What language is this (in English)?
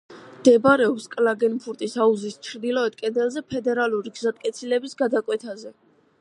Georgian